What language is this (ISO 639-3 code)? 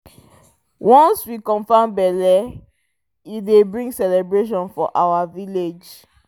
pcm